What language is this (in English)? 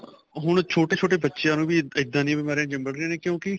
Punjabi